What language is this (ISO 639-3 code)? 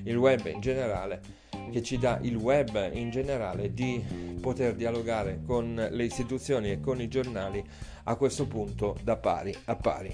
ita